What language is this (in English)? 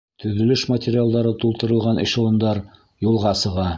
Bashkir